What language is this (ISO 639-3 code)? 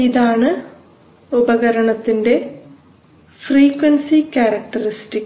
mal